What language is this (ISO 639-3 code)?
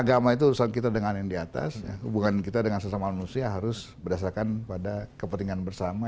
ind